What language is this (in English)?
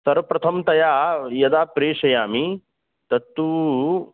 Sanskrit